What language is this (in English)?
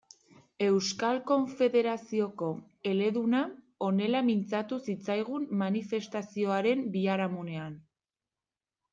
Basque